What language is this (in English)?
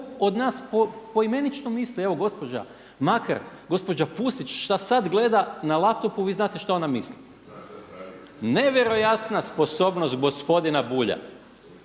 Croatian